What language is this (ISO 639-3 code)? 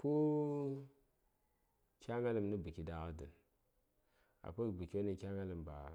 say